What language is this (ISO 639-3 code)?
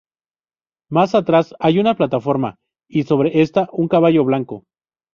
spa